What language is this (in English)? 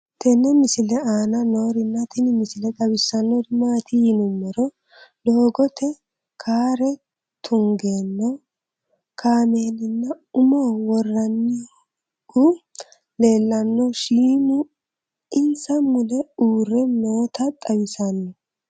Sidamo